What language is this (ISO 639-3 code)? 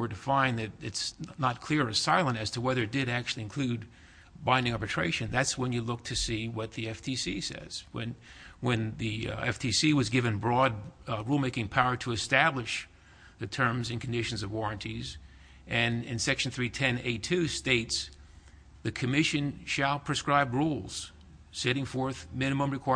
eng